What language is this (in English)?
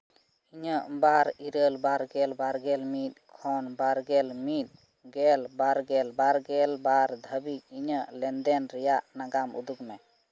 Santali